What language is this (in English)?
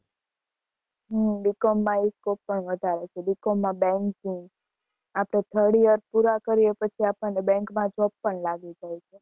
Gujarati